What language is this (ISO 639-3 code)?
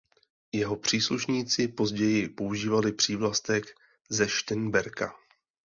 ces